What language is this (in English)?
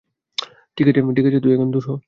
Bangla